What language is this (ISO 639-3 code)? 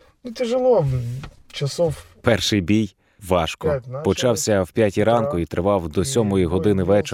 ukr